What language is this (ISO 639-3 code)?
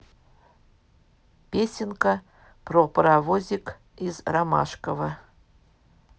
rus